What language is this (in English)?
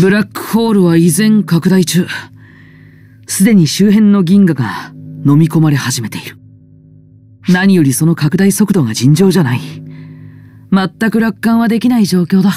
Japanese